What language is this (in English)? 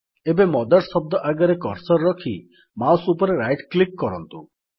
Odia